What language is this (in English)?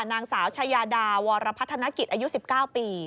Thai